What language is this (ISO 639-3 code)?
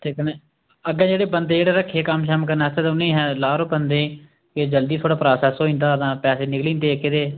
doi